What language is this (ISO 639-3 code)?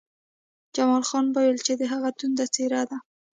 pus